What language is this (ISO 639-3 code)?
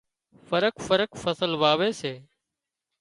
kxp